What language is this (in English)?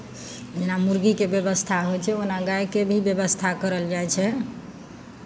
Maithili